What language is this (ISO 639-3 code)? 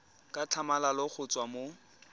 tsn